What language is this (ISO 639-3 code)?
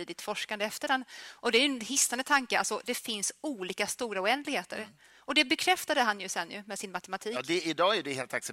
swe